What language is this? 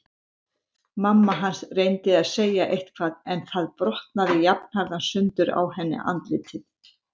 Icelandic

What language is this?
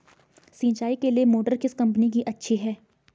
Hindi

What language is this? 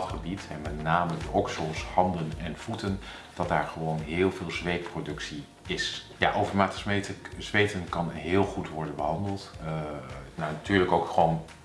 Dutch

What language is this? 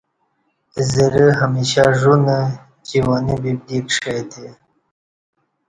Kati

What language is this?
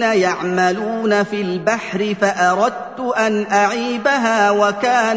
Arabic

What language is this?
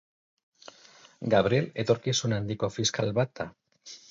Basque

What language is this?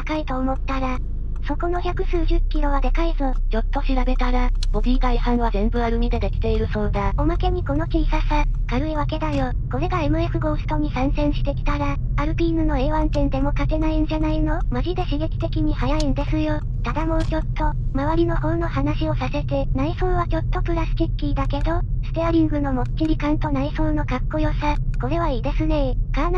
Japanese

